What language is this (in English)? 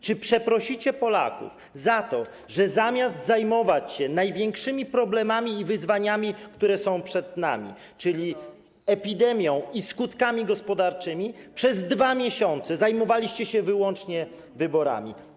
Polish